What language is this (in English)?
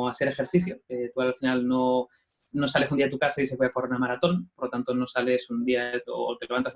Spanish